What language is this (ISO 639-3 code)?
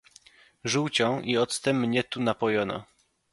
pol